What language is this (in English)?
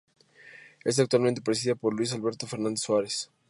Spanish